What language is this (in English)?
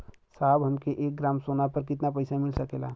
Bhojpuri